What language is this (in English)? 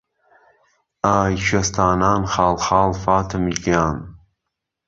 Central Kurdish